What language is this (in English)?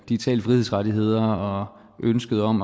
Danish